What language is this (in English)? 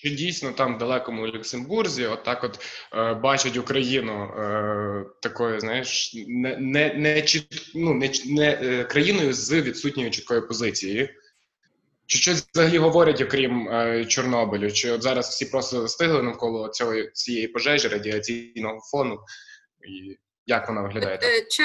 Ukrainian